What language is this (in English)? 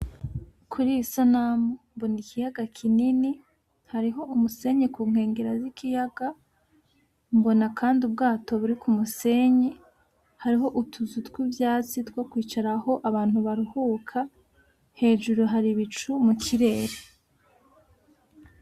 Rundi